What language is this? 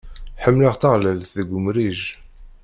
Kabyle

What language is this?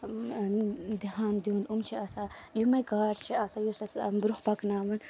Kashmiri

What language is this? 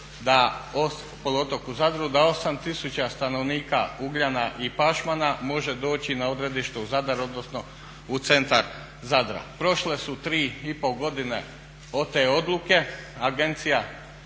Croatian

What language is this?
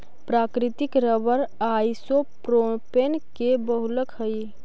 Magahi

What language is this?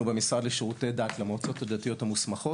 Hebrew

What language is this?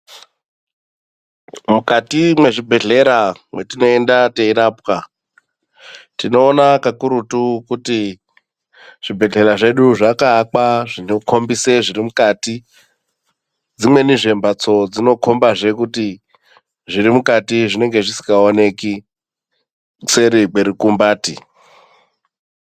Ndau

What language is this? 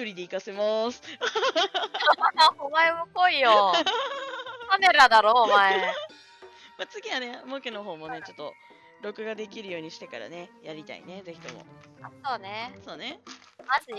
Japanese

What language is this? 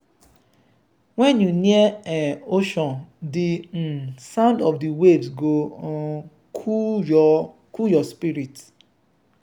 Nigerian Pidgin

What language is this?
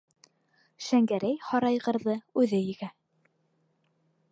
Bashkir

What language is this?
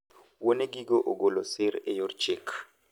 Luo (Kenya and Tanzania)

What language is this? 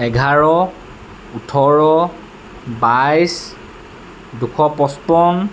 Assamese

